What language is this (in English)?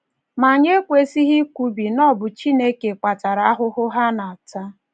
Igbo